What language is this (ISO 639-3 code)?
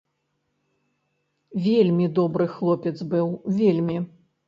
bel